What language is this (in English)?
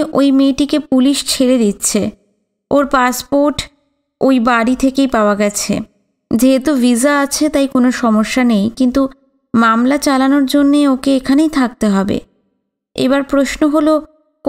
Bangla